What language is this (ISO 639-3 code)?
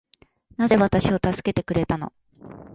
jpn